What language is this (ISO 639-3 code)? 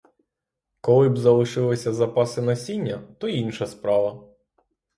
ukr